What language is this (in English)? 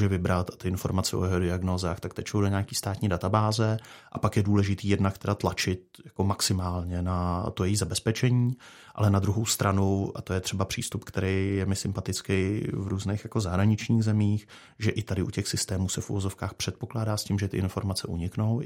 Czech